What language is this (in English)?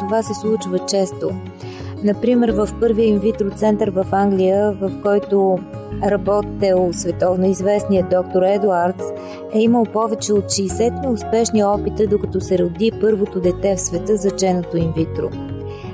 Bulgarian